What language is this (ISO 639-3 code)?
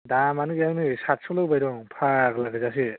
brx